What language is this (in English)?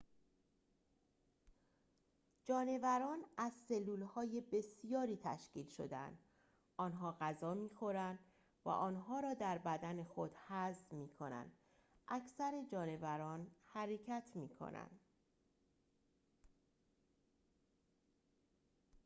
Persian